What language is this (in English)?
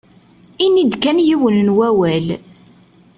Kabyle